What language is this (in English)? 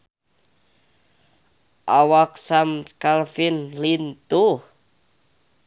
Sundanese